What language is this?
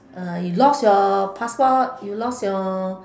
English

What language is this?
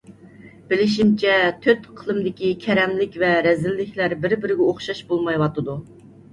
Uyghur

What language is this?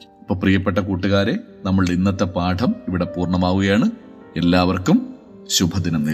Malayalam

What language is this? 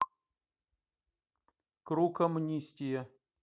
Russian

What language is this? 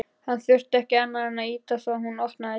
Icelandic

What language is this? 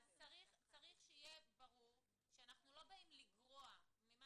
Hebrew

